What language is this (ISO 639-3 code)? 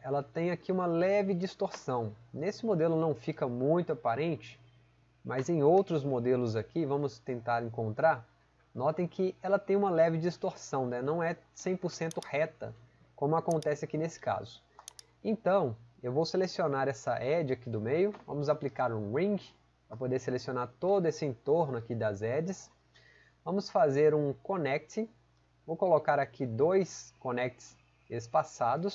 por